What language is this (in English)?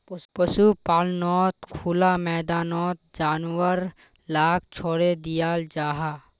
Magahi